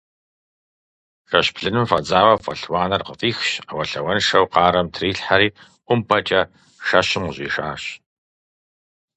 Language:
Kabardian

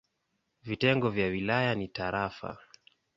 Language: Swahili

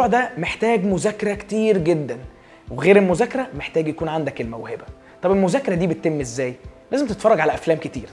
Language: Arabic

